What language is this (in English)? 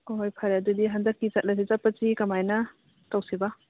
Manipuri